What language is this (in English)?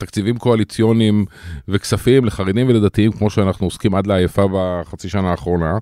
Hebrew